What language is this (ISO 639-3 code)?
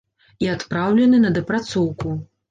bel